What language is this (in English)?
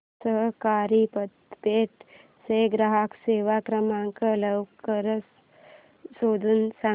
Marathi